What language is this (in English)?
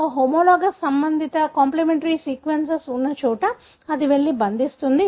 Telugu